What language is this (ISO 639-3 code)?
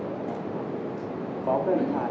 tha